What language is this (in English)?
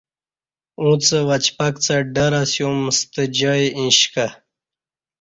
Kati